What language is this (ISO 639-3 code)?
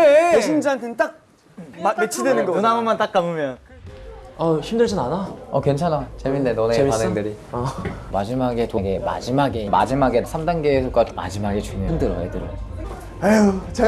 kor